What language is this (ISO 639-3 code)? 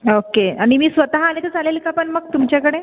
mar